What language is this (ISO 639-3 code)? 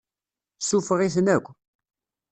kab